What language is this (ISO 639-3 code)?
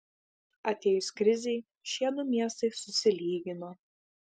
lit